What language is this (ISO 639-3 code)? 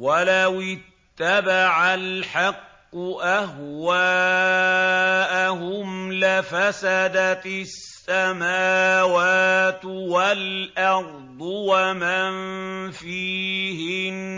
ara